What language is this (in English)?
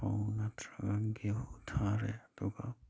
Manipuri